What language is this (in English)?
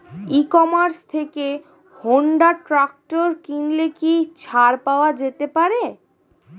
Bangla